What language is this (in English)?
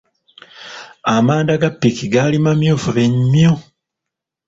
Ganda